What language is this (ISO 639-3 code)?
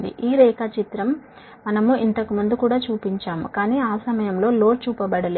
tel